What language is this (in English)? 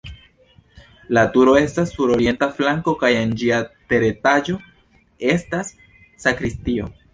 Esperanto